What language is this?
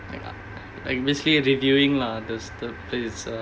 English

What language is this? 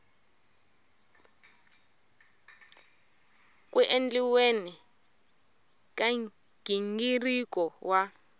Tsonga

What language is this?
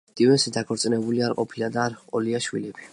Georgian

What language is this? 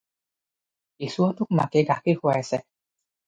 Assamese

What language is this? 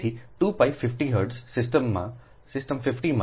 Gujarati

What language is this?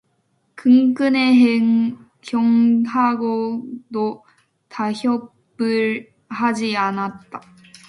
Korean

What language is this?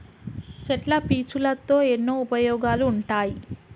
Telugu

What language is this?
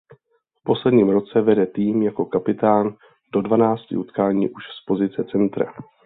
Czech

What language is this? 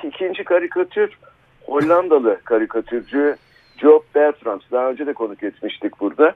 Turkish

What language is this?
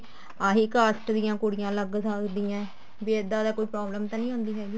Punjabi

